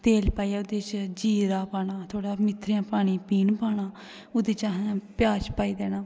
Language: Dogri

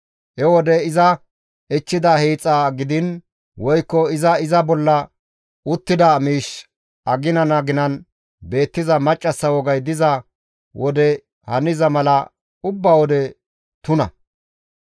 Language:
Gamo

